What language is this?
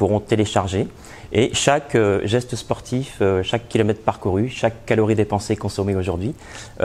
French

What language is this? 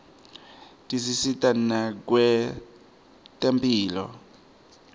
Swati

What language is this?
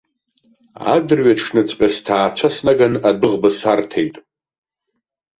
Abkhazian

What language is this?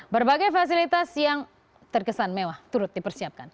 Indonesian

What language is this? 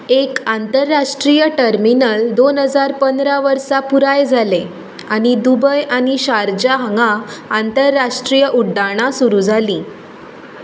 Konkani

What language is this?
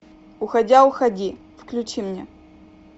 Russian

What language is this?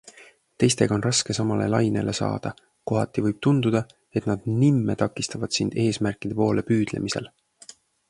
Estonian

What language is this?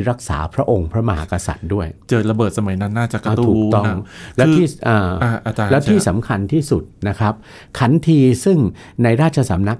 Thai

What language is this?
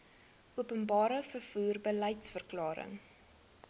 Afrikaans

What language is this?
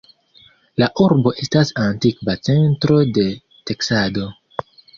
Esperanto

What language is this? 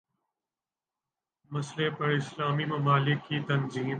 Urdu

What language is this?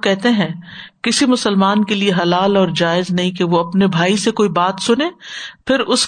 Urdu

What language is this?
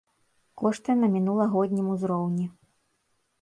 Belarusian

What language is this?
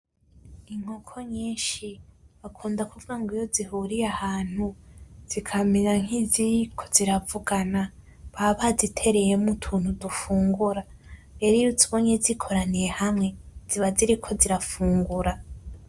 Rundi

